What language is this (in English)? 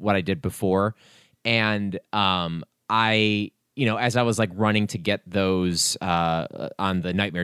English